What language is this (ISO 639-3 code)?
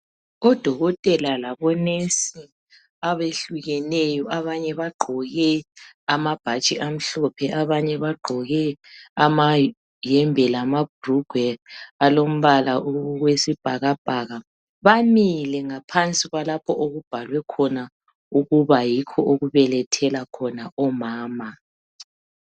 nde